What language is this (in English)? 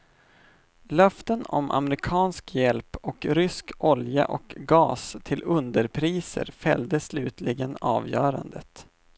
Swedish